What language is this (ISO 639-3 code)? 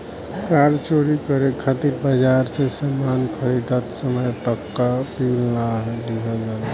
bho